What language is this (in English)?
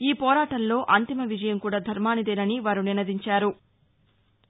Telugu